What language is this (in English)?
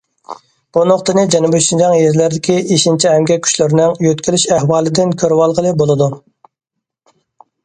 Uyghur